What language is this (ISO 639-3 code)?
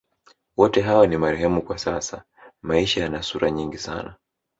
swa